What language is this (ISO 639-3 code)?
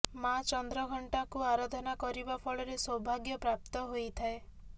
ori